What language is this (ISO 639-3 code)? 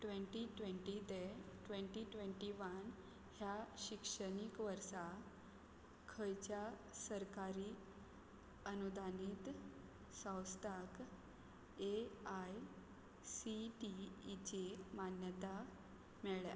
kok